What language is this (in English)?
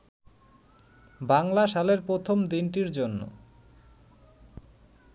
Bangla